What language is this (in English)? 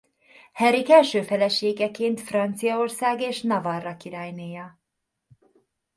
Hungarian